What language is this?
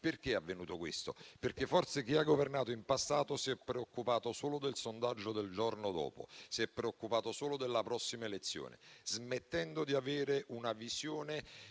Italian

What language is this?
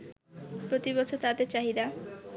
Bangla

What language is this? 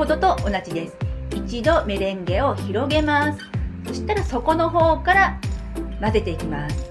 Japanese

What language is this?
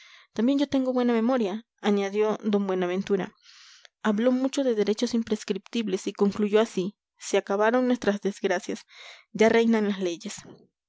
Spanish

